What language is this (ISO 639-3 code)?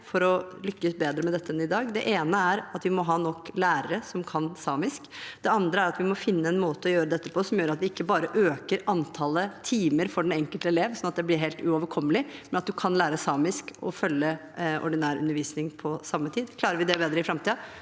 nor